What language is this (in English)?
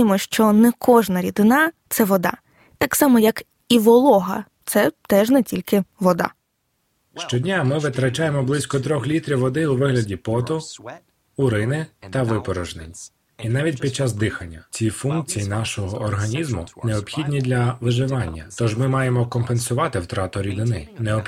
Ukrainian